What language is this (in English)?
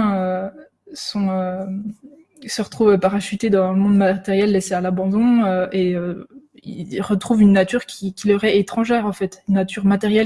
French